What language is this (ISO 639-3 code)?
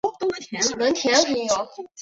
zho